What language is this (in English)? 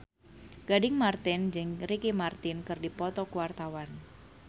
Sundanese